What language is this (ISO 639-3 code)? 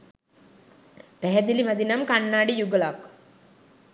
sin